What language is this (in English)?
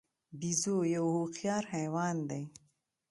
Pashto